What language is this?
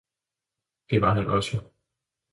Danish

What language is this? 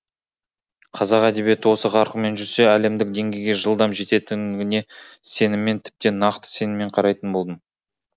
Kazakh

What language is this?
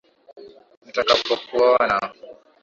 Swahili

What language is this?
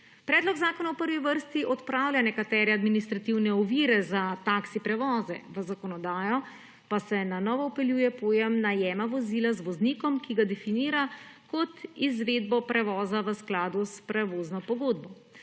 Slovenian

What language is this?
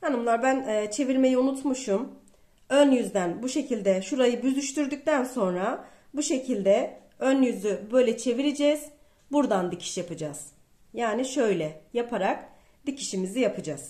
Turkish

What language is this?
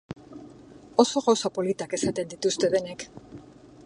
Basque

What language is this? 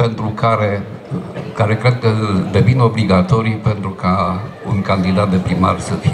Romanian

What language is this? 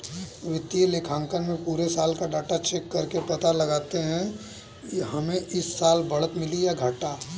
Hindi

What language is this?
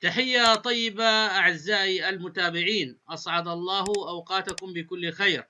Arabic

